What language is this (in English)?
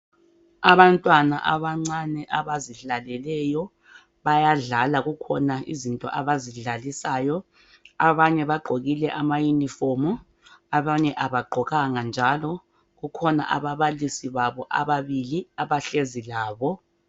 North Ndebele